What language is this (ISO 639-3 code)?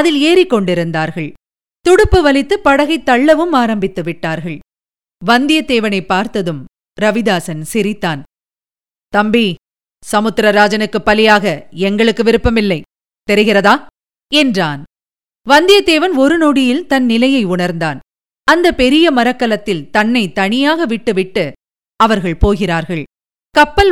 tam